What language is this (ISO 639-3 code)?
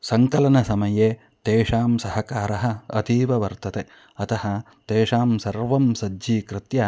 san